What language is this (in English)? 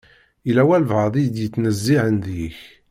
Kabyle